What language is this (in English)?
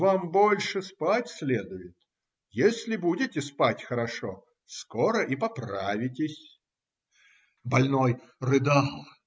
Russian